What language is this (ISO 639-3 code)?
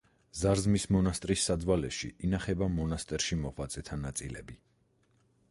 kat